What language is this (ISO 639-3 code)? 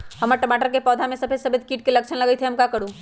mag